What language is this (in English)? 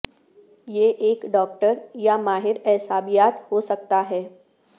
Urdu